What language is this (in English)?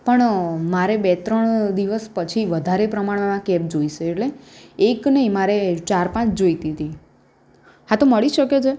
Gujarati